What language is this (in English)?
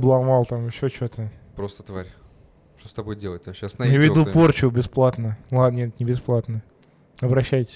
Russian